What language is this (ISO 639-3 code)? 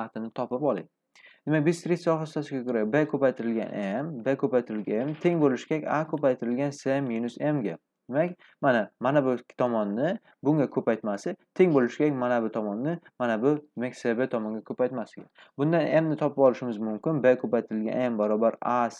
tur